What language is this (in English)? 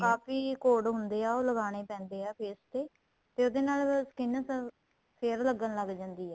Punjabi